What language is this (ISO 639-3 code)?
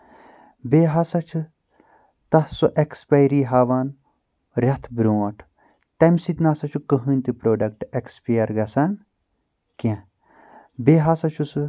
kas